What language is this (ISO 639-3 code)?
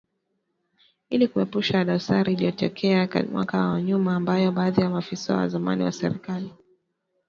swa